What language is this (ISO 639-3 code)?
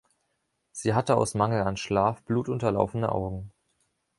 deu